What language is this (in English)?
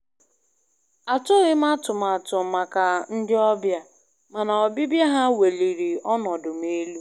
Igbo